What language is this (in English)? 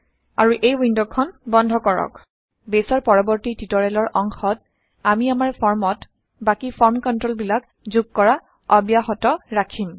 Assamese